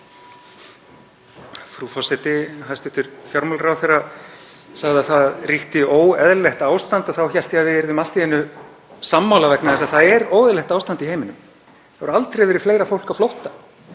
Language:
Icelandic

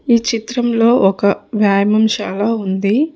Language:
Telugu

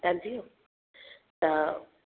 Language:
Sindhi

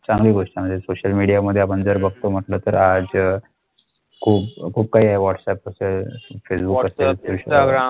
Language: Marathi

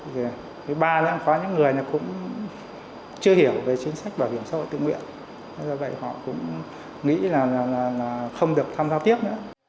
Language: Vietnamese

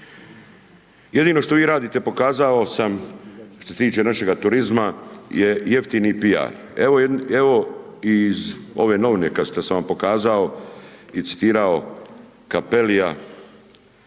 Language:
Croatian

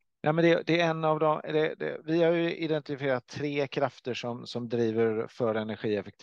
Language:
Swedish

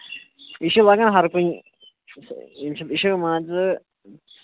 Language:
Kashmiri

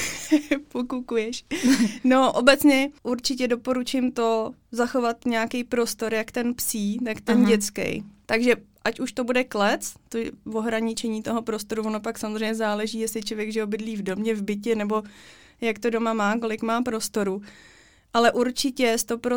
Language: Czech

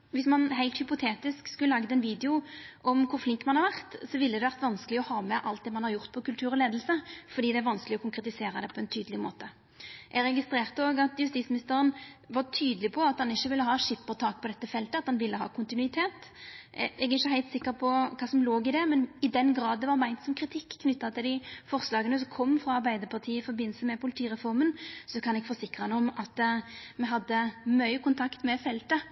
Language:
Norwegian Nynorsk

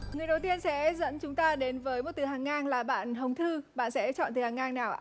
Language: Vietnamese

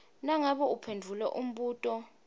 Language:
Swati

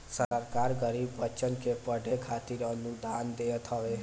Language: Bhojpuri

